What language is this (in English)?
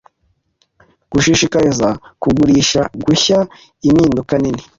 Kinyarwanda